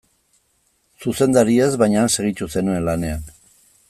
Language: Basque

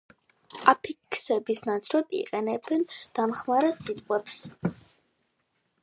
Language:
Georgian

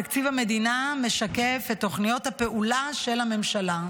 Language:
Hebrew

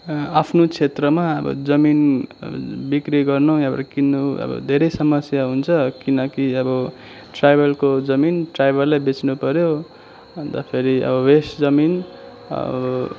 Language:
Nepali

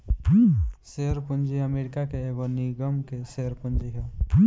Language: Bhojpuri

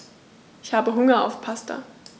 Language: German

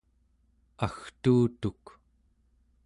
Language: Central Yupik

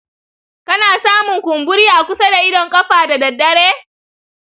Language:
Hausa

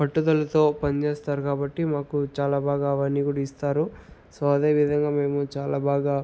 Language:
Telugu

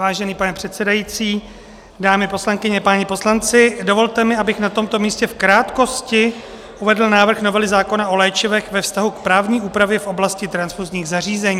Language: Czech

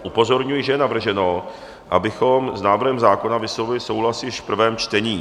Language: Czech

